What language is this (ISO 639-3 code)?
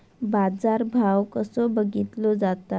mar